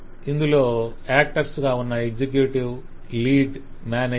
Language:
Telugu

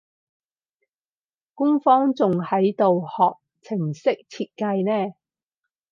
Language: Cantonese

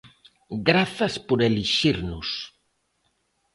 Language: Galician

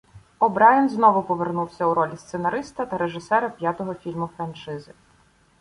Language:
Ukrainian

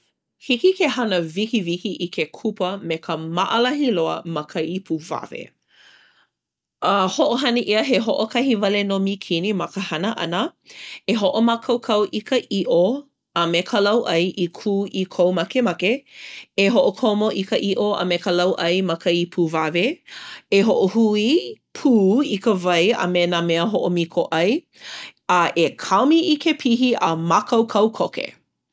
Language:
Hawaiian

